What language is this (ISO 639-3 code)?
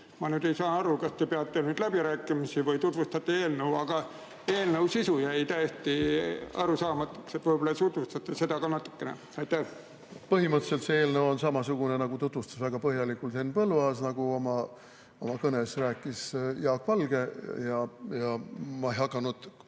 est